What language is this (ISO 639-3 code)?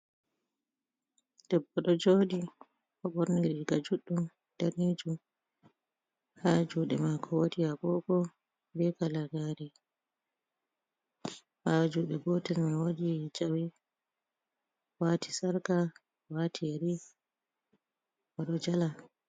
ful